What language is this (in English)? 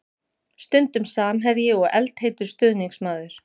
Icelandic